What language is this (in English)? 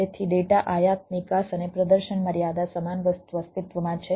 Gujarati